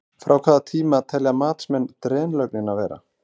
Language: Icelandic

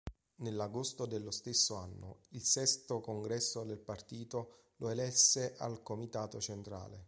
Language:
Italian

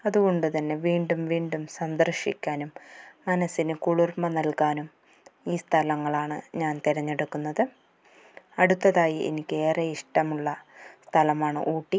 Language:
Malayalam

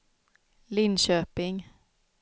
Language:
Swedish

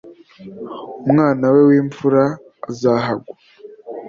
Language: Kinyarwanda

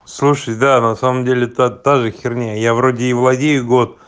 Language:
Russian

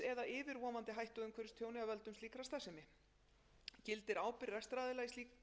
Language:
Icelandic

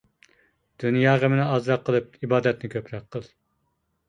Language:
Uyghur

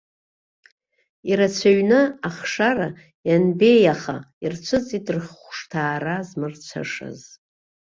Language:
Abkhazian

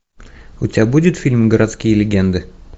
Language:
Russian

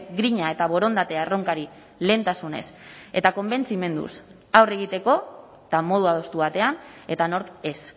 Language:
Basque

